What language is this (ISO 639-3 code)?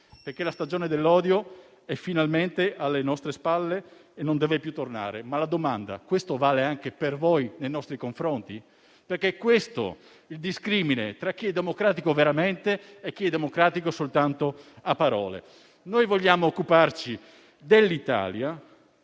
ita